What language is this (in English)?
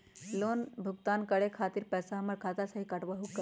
Magahi